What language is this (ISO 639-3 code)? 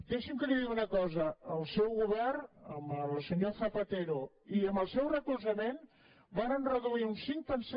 cat